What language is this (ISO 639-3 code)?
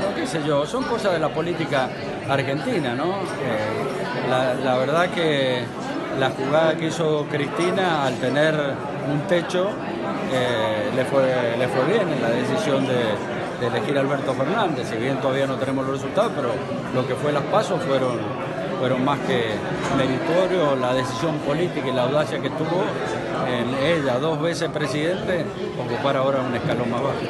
spa